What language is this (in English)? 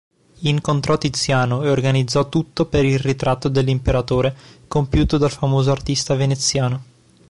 Italian